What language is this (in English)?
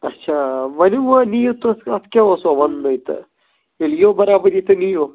Kashmiri